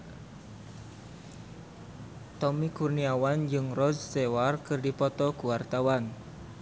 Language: Sundanese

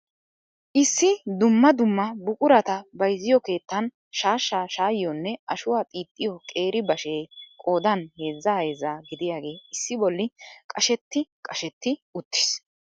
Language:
Wolaytta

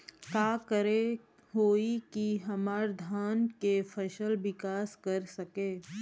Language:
Bhojpuri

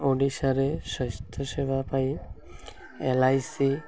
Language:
Odia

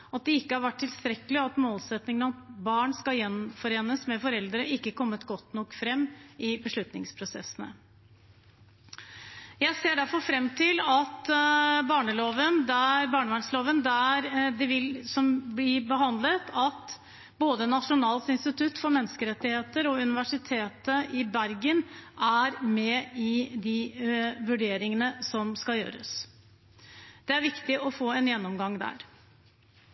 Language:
Norwegian Bokmål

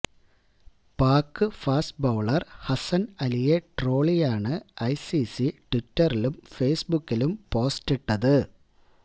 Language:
Malayalam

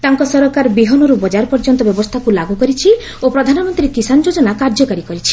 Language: Odia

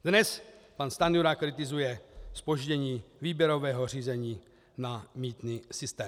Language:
Czech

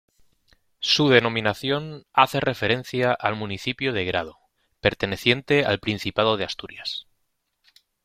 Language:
Spanish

